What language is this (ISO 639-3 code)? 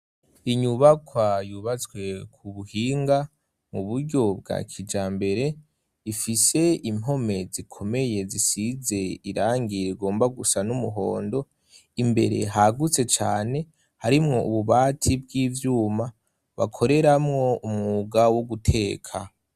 run